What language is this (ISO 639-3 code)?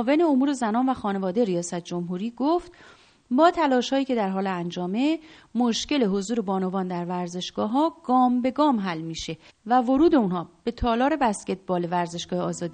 fas